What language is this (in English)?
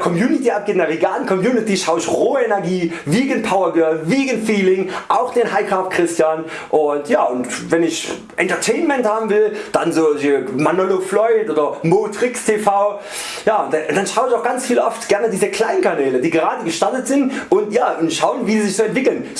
German